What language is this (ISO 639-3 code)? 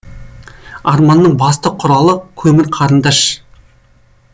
kaz